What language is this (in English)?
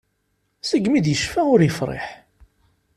Kabyle